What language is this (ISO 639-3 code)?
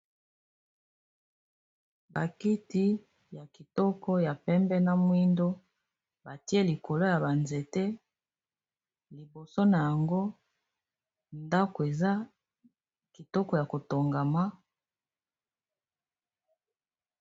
lin